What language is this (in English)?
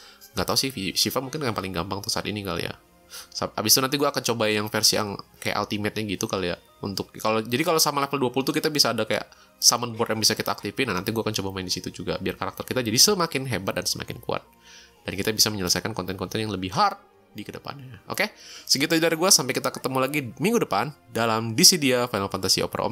Indonesian